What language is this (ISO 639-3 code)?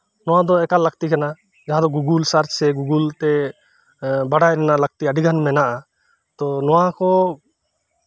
sat